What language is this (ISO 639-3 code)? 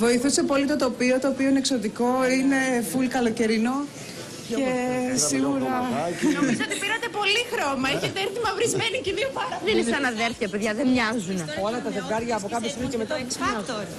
ell